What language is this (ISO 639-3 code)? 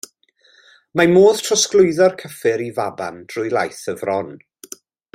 cym